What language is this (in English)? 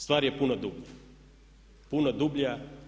Croatian